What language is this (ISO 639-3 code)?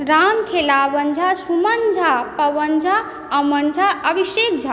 mai